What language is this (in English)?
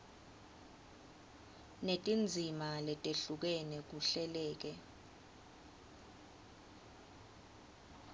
Swati